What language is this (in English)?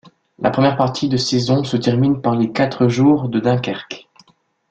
French